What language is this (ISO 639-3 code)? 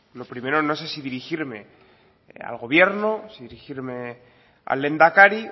spa